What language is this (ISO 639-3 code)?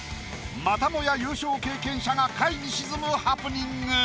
jpn